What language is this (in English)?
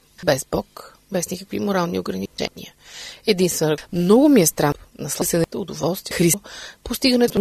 Bulgarian